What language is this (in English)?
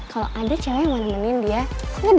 Indonesian